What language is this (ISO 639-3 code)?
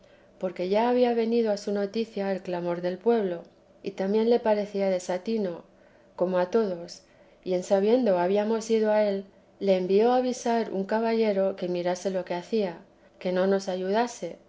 spa